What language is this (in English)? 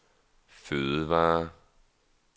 Danish